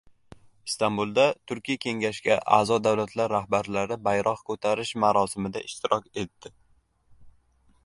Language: Uzbek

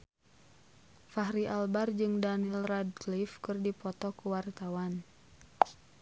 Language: Sundanese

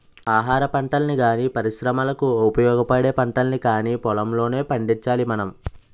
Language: Telugu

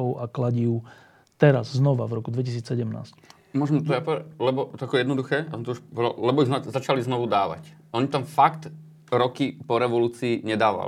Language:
Slovak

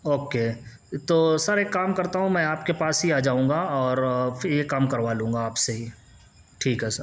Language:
Urdu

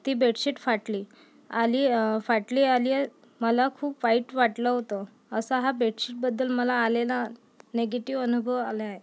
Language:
Marathi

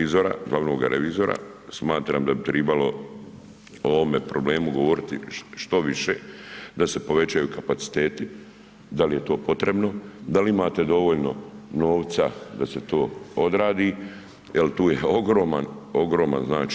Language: Croatian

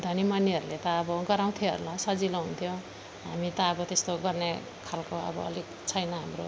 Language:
Nepali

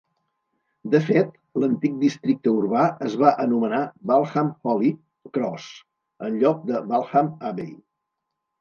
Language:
Catalan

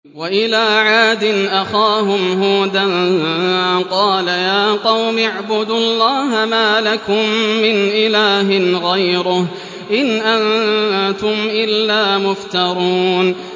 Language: Arabic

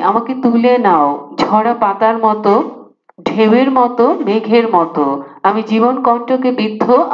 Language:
Hindi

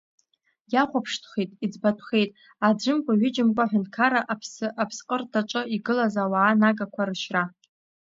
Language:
Abkhazian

